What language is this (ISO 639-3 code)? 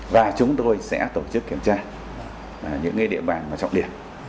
vie